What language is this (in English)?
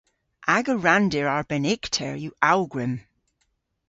Cornish